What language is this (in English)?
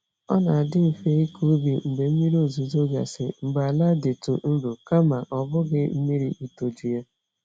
Igbo